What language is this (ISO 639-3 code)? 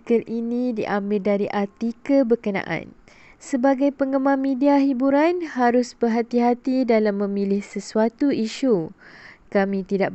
msa